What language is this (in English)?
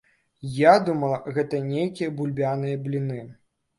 Belarusian